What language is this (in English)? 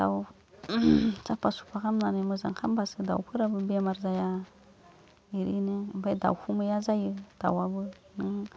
Bodo